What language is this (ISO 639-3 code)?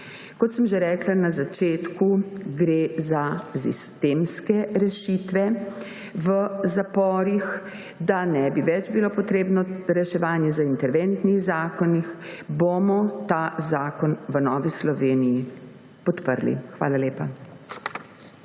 slv